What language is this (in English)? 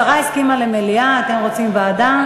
Hebrew